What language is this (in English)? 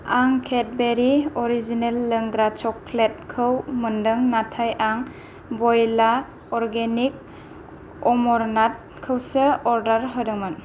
Bodo